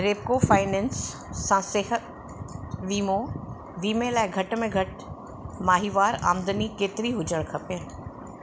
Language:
Sindhi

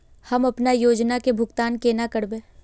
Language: Magahi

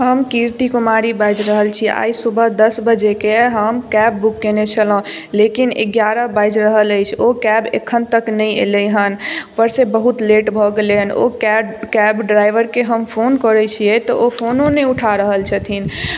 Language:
Maithili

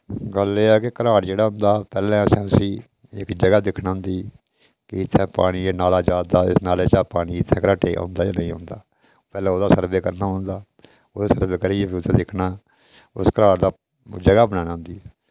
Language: Dogri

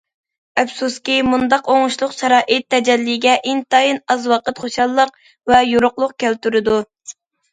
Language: Uyghur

